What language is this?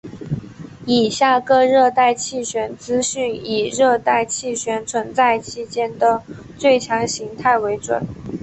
Chinese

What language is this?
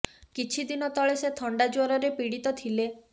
Odia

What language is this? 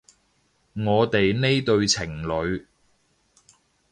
Cantonese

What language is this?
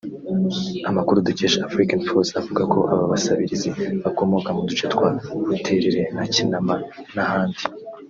Kinyarwanda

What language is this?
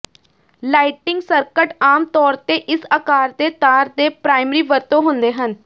Punjabi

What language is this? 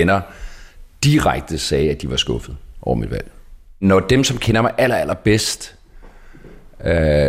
Danish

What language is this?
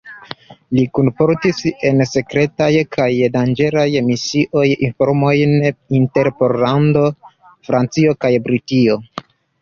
Esperanto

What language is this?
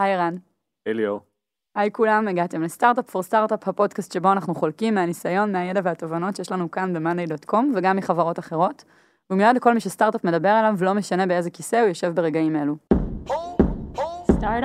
Hebrew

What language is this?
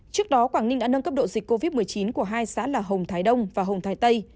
Vietnamese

